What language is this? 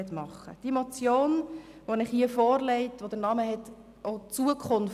Swiss German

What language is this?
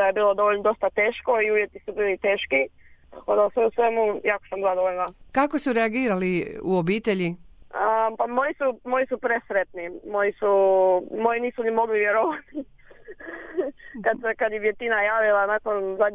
Croatian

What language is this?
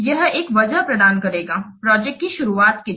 Hindi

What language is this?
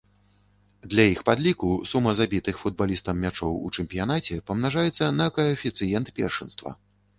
Belarusian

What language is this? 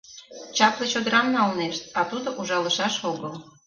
Mari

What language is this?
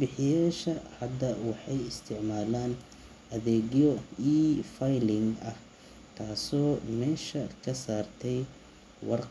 Somali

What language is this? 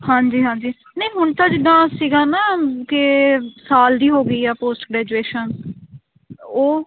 Punjabi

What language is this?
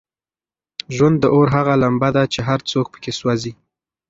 Pashto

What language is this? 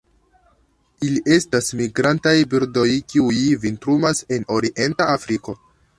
Esperanto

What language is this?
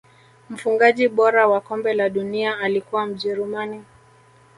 Swahili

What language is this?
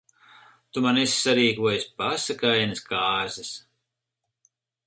Latvian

